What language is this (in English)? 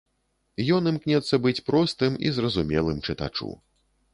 Belarusian